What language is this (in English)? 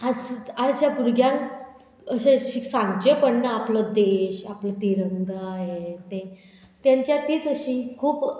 Konkani